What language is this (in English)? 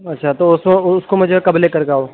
Urdu